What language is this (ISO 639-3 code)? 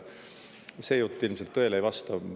est